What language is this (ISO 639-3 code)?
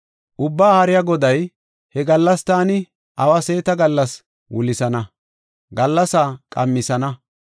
gof